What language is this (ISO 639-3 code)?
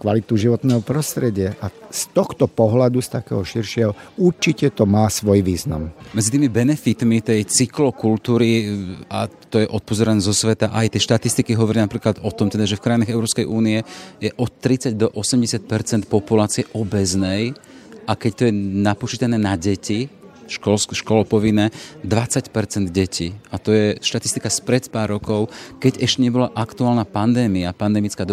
slk